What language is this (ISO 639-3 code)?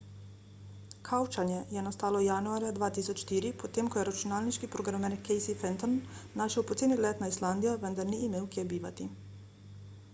slv